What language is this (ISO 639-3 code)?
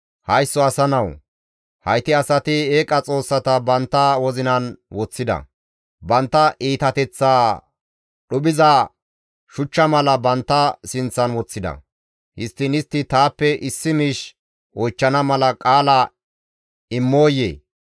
gmv